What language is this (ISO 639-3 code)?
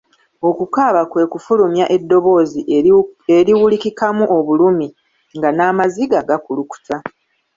lug